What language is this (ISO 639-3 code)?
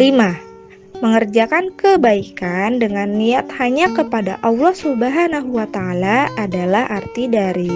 ind